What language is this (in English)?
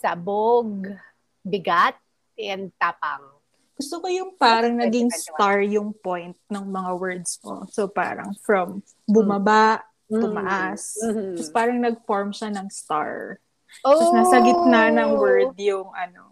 Filipino